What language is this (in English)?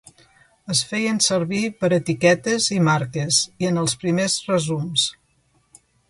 Catalan